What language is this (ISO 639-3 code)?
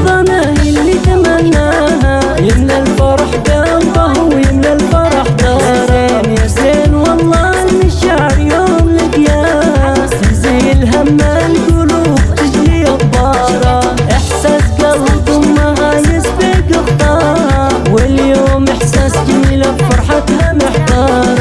ara